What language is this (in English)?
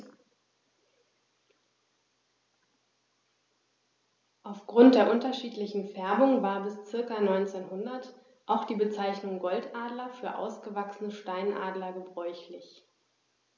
German